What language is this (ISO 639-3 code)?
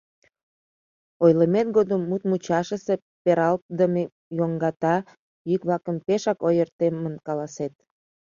chm